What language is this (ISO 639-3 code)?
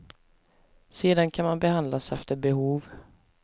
swe